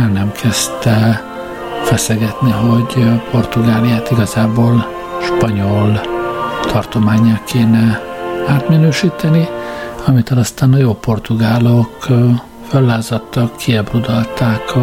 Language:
Hungarian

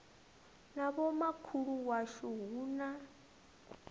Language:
Venda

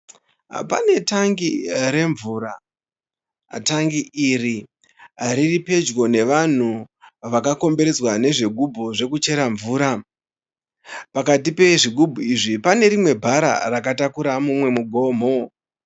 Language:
Shona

